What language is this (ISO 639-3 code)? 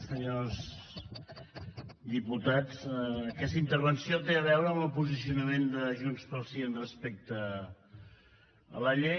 cat